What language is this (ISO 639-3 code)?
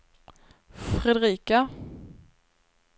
swe